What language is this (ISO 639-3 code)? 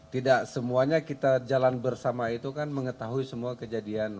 ind